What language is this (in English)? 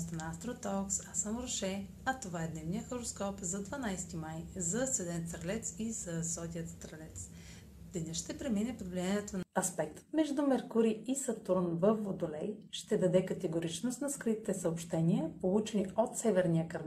Bulgarian